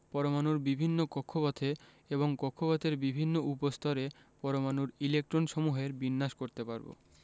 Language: Bangla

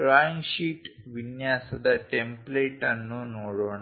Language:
Kannada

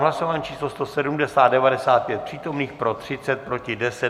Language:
Czech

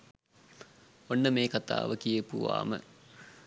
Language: Sinhala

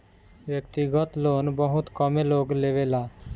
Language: Bhojpuri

